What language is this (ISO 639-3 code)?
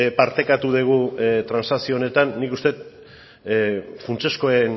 eus